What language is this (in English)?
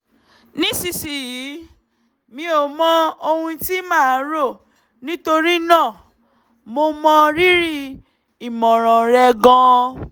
Yoruba